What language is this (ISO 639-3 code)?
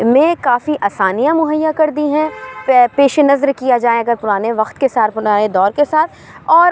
urd